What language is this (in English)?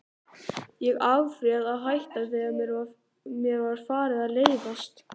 Icelandic